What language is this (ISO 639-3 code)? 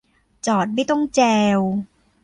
tha